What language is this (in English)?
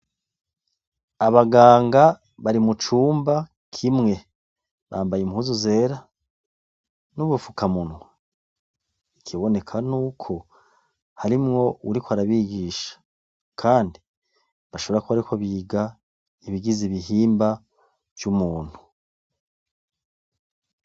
Rundi